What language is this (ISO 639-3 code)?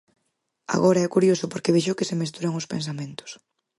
glg